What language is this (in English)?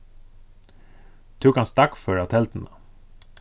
Faroese